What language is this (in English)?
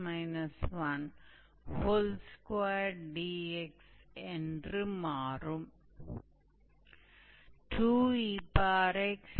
Hindi